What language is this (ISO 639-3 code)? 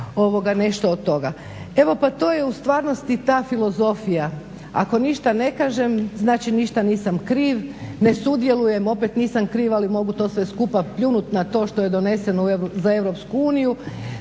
hrv